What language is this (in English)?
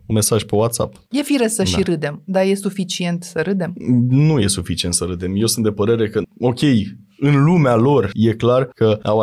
Romanian